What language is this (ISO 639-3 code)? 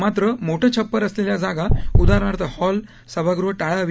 mar